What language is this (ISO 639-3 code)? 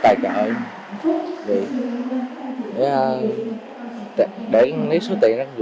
vie